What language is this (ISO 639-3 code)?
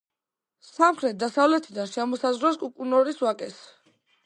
kat